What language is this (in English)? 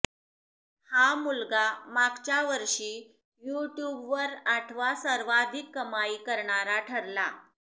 Marathi